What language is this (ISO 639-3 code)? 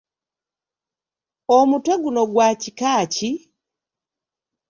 lug